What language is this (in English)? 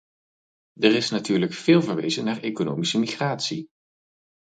Dutch